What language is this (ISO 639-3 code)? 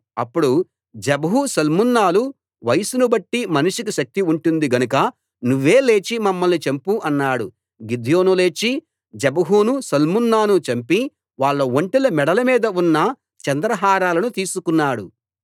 tel